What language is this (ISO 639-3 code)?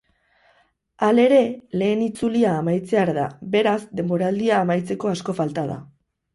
eus